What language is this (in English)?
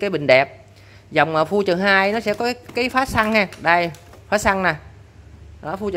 Vietnamese